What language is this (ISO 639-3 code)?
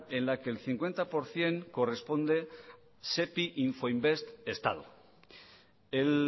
spa